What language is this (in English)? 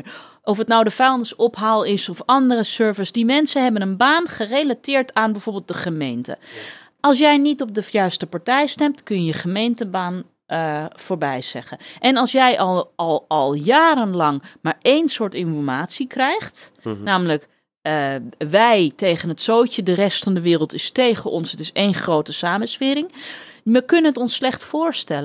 Dutch